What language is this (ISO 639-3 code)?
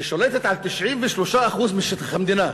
heb